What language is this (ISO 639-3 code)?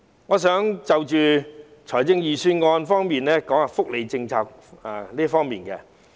yue